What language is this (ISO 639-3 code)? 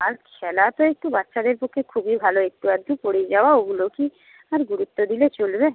ben